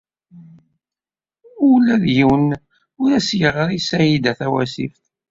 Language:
Kabyle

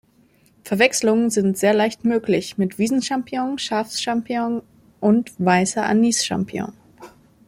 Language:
German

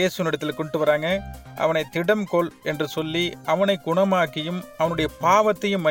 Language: Tamil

